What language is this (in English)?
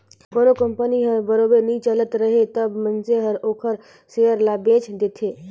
Chhattisgarhi